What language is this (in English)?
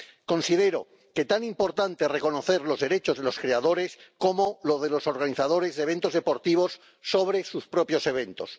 Spanish